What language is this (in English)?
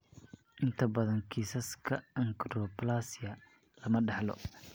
Somali